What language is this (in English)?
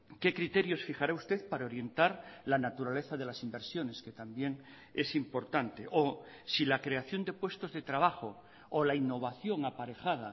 Spanish